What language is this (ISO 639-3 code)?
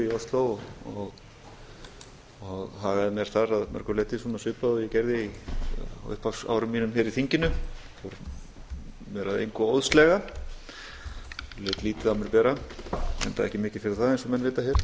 isl